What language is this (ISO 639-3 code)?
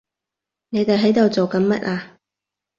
yue